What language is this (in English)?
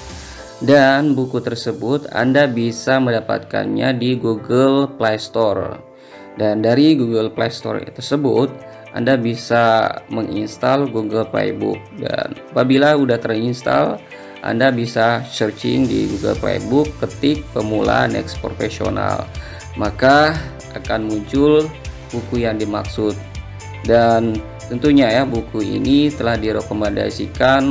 Indonesian